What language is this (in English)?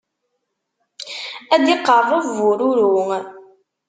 Kabyle